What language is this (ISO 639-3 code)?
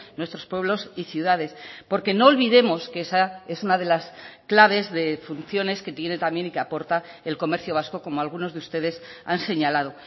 spa